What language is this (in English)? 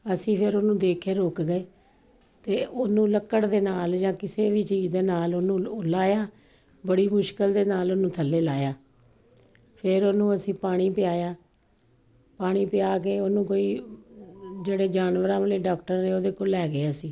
Punjabi